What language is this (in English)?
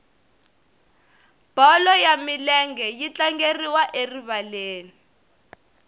Tsonga